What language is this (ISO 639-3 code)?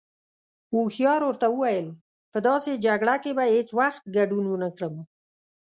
pus